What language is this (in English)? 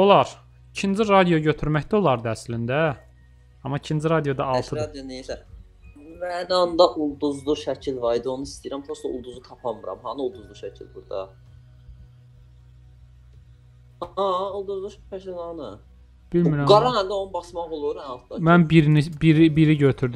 Turkish